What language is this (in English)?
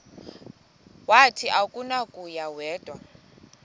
Xhosa